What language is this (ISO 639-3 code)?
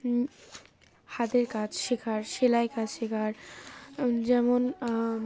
ben